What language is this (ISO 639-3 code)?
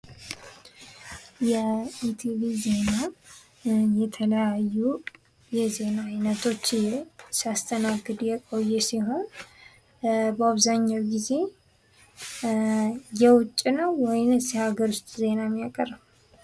amh